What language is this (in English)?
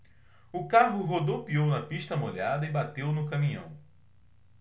Portuguese